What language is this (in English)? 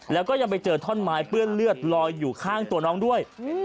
Thai